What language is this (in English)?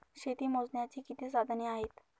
Marathi